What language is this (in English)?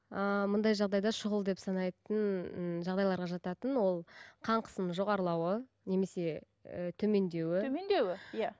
Kazakh